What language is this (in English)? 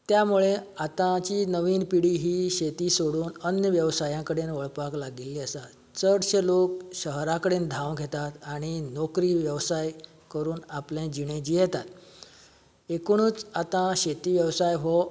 Konkani